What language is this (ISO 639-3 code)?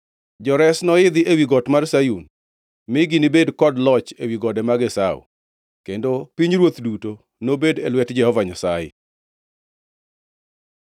luo